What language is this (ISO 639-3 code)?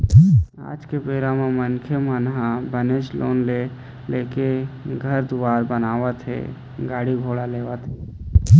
hne